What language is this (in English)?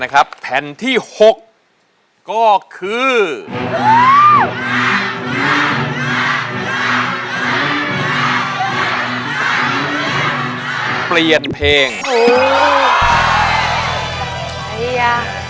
Thai